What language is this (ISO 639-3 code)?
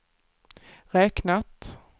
swe